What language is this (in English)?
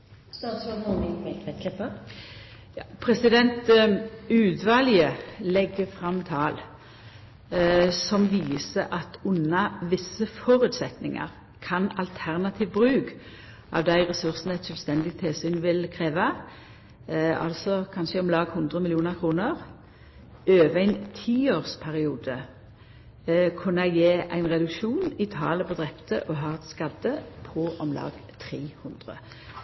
Norwegian Nynorsk